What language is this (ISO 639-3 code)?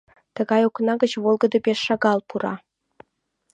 chm